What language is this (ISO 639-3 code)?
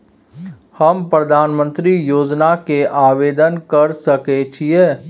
mai